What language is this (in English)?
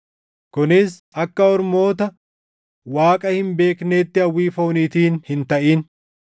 Oromo